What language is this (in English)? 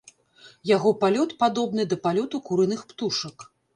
Belarusian